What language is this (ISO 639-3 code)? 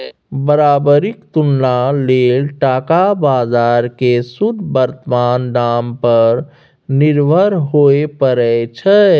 mai